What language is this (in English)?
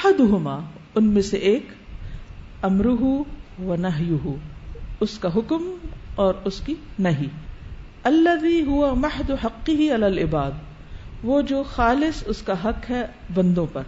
Urdu